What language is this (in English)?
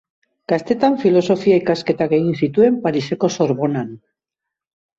Basque